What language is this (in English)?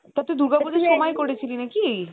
Bangla